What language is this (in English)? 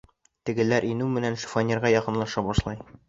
Bashkir